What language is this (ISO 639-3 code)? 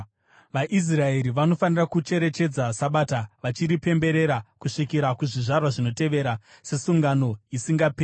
sna